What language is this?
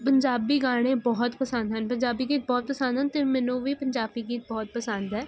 Punjabi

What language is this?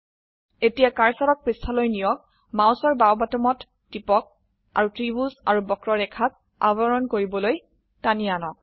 Assamese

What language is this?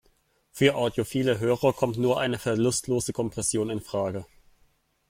German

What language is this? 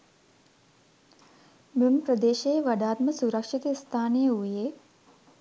Sinhala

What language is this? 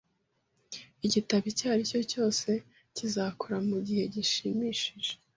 Kinyarwanda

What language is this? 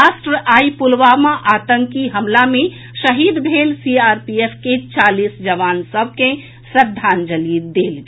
Maithili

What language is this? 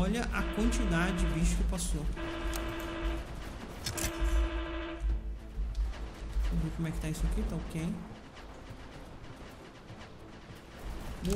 Portuguese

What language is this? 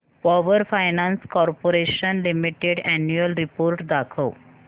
Marathi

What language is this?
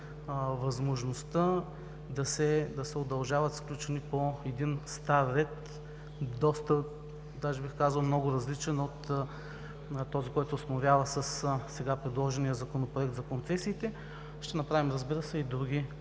Bulgarian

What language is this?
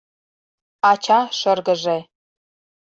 Mari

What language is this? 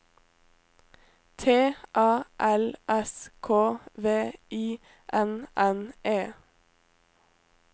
Norwegian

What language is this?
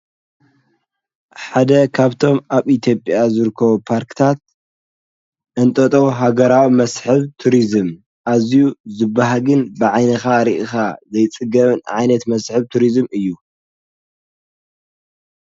Tigrinya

